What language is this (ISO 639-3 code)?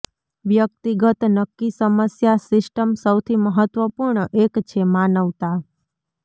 guj